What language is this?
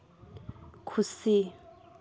Santali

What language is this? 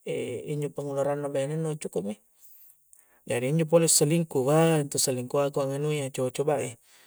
Coastal Konjo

